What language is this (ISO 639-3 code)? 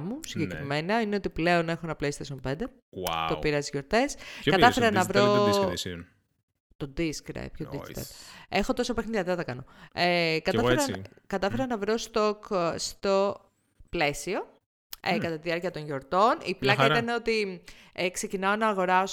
ell